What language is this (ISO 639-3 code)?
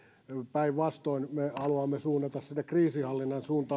fin